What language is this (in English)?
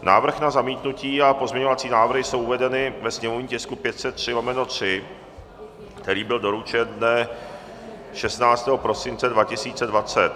Czech